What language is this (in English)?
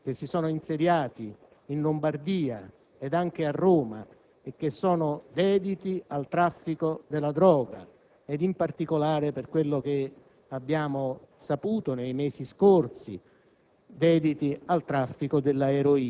Italian